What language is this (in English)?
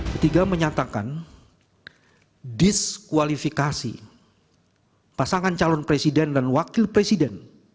Indonesian